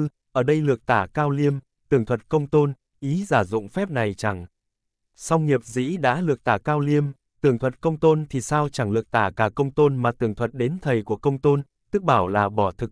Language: Vietnamese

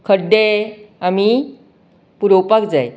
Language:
Konkani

